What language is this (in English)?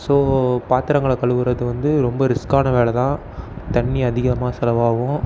Tamil